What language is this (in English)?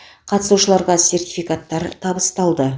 Kazakh